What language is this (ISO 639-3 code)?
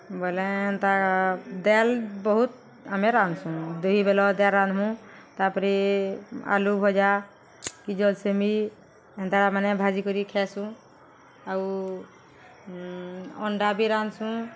ori